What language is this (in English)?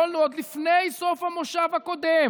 Hebrew